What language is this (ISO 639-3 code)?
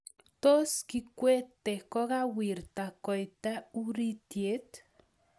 kln